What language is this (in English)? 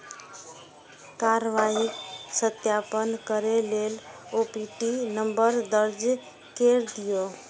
Maithili